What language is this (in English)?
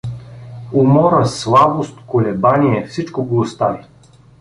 Bulgarian